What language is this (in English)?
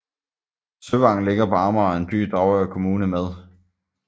Danish